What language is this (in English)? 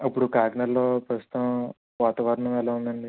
Telugu